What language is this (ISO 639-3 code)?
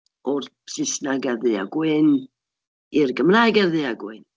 cym